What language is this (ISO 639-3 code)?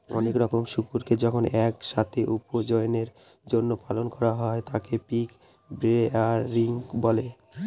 ben